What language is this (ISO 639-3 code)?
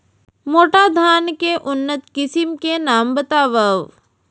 hne